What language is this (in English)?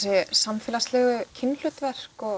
Icelandic